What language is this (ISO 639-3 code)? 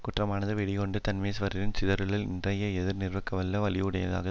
tam